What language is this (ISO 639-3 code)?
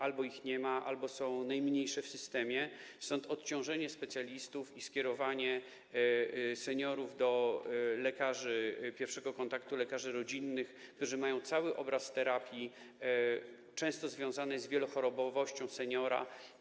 pol